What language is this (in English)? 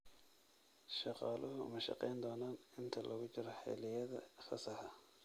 Somali